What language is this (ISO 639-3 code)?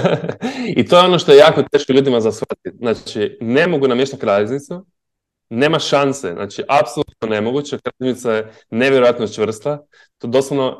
hrv